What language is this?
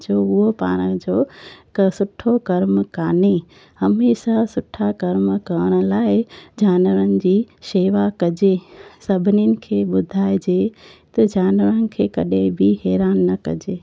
Sindhi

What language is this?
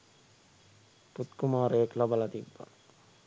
Sinhala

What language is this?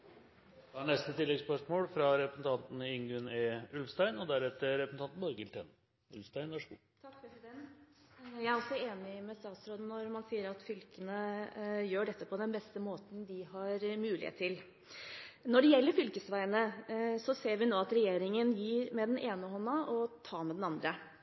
Norwegian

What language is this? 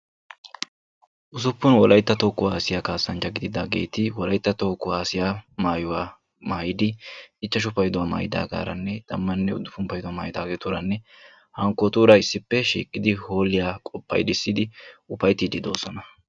Wolaytta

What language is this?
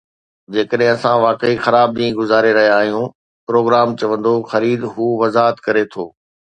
Sindhi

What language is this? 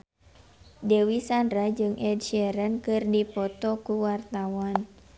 Sundanese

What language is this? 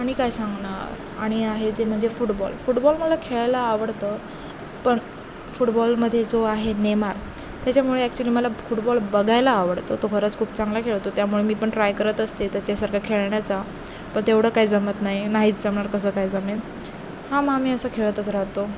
Marathi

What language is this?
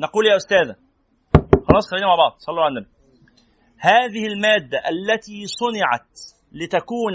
Arabic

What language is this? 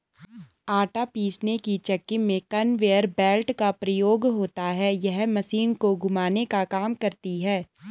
Hindi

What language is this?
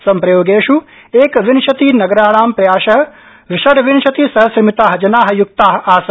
Sanskrit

